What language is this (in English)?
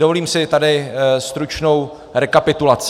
Czech